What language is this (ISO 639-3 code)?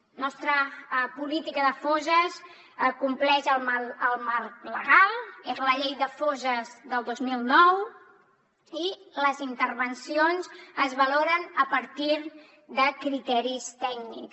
cat